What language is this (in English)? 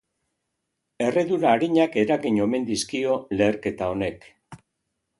Basque